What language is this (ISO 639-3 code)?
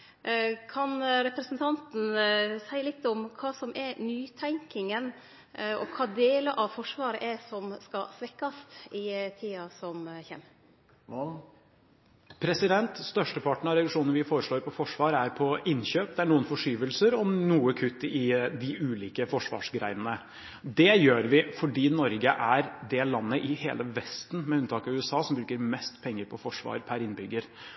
nor